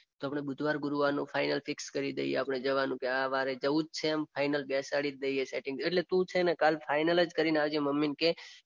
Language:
Gujarati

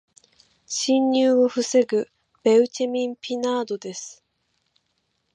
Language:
Japanese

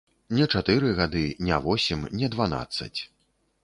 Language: Belarusian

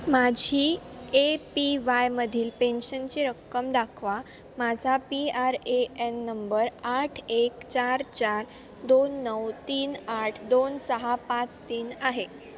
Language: Marathi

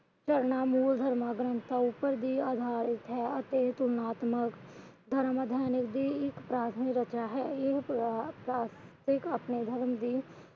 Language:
Punjabi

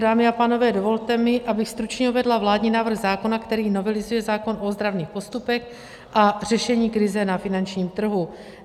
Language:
Czech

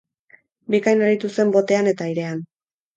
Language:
Basque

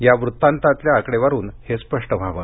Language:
Marathi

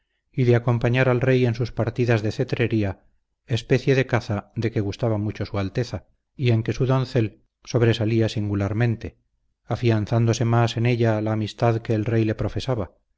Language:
Spanish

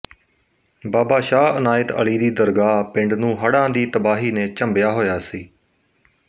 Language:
Punjabi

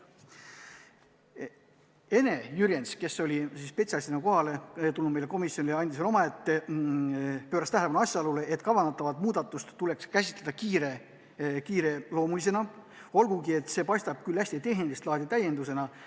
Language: Estonian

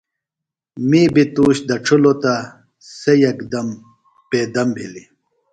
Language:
Phalura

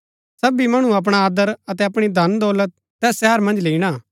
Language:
Gaddi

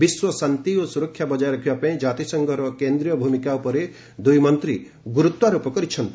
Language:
Odia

